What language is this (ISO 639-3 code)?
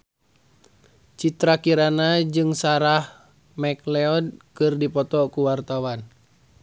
sun